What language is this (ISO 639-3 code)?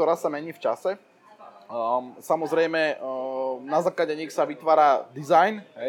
slk